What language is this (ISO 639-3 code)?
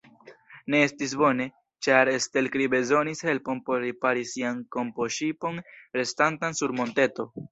epo